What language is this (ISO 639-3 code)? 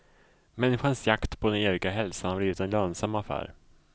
swe